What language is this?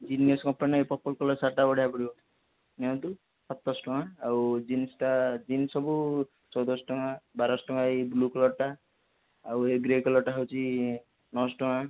Odia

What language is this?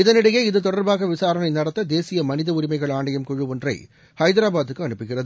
Tamil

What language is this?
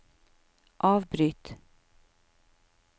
Norwegian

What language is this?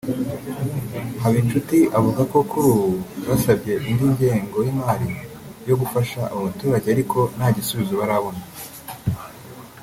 Kinyarwanda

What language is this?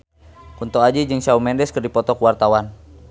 Sundanese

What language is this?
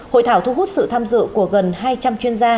Vietnamese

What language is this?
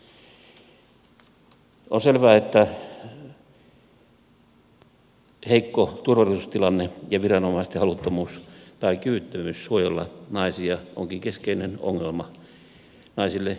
Finnish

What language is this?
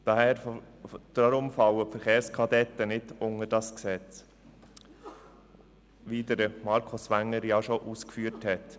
Swiss German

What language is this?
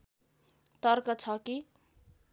Nepali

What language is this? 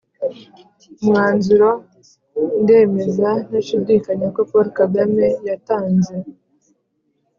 Kinyarwanda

